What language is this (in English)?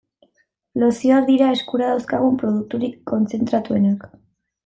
Basque